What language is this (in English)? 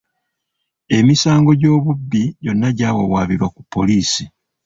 Ganda